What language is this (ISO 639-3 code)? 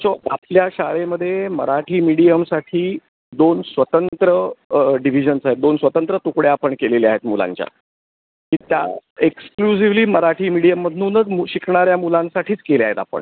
mar